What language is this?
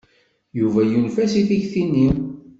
Kabyle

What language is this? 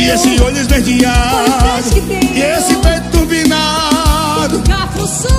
Portuguese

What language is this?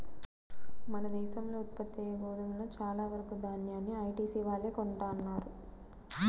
Telugu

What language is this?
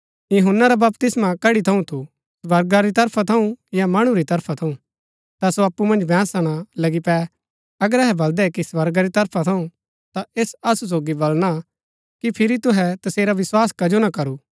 Gaddi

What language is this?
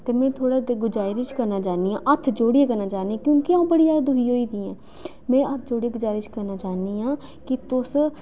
Dogri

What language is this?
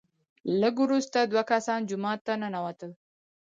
Pashto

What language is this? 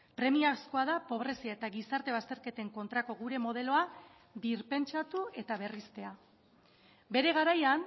Basque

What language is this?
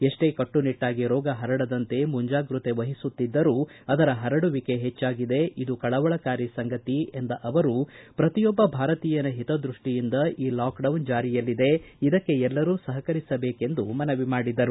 Kannada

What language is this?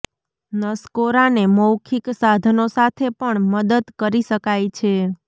Gujarati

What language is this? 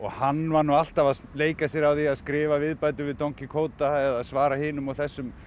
Icelandic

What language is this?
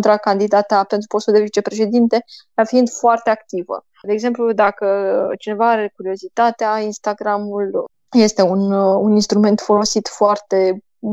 Romanian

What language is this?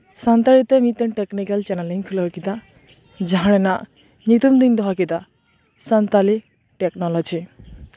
Santali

